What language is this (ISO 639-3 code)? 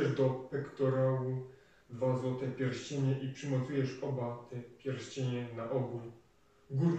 pol